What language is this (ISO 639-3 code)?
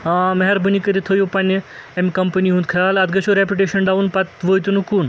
kas